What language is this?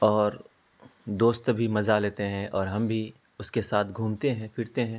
Urdu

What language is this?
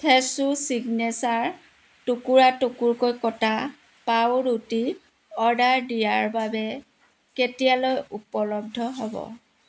Assamese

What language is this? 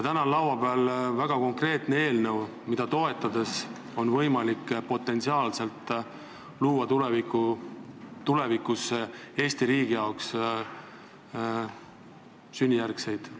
Estonian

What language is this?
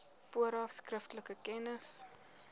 Afrikaans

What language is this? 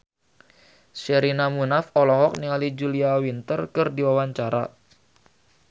Sundanese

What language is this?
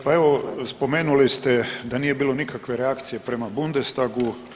Croatian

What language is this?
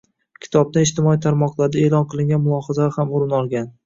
Uzbek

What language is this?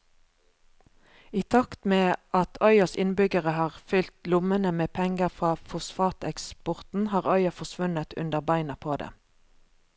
Norwegian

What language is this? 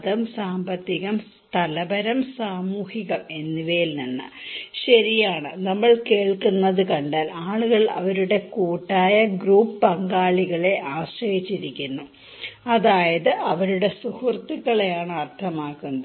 Malayalam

